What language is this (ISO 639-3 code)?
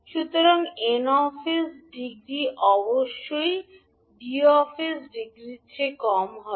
ben